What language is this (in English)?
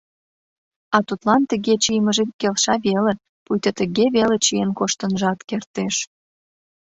Mari